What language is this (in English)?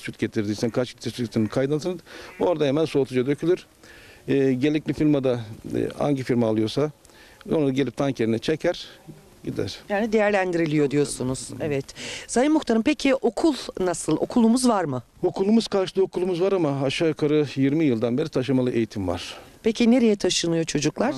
Turkish